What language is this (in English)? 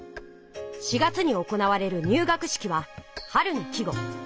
Japanese